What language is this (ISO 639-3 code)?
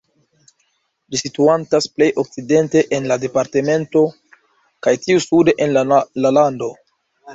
epo